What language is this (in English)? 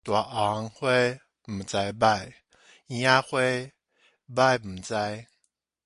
Min Nan Chinese